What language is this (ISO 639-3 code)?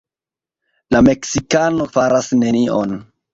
epo